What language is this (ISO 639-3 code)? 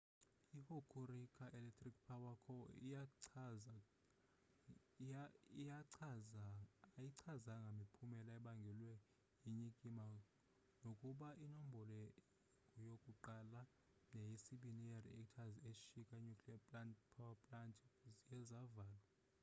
xho